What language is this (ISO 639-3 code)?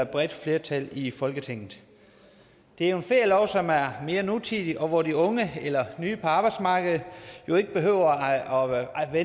dan